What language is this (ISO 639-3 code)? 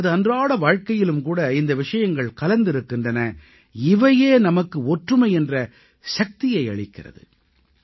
tam